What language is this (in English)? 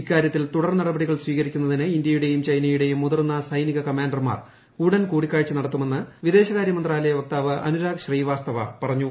Malayalam